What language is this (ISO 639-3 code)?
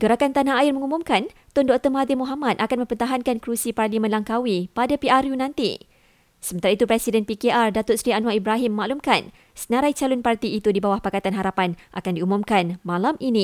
msa